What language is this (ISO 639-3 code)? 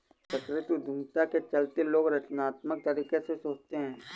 hin